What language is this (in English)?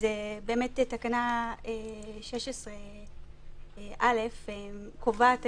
Hebrew